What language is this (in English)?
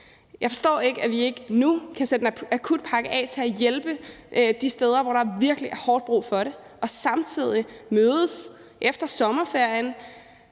Danish